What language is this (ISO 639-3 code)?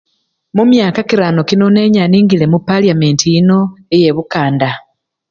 luy